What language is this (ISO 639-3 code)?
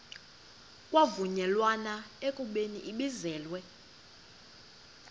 xho